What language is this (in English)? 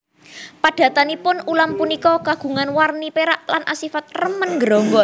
Javanese